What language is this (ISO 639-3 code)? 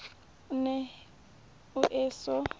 sot